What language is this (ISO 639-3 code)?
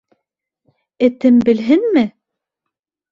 bak